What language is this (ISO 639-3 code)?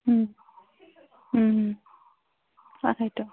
asm